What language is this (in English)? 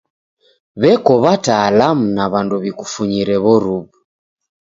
Taita